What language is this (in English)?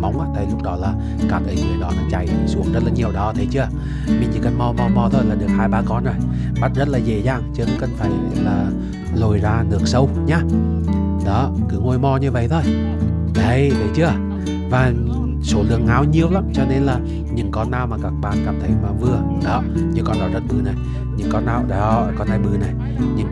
Vietnamese